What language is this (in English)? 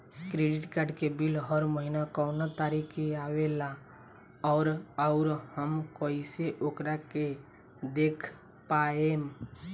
Bhojpuri